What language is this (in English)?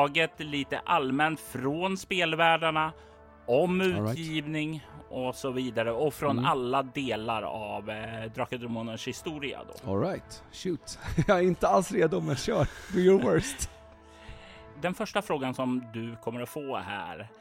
Swedish